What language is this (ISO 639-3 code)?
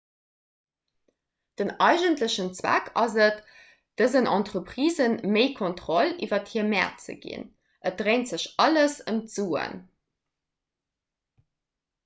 ltz